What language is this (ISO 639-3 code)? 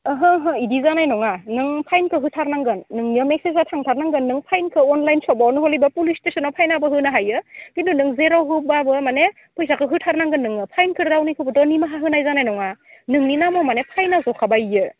brx